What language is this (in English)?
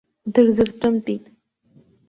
Abkhazian